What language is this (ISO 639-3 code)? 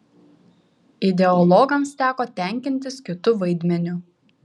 lit